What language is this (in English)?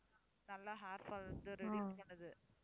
Tamil